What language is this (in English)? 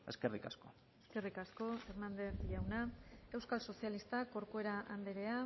Basque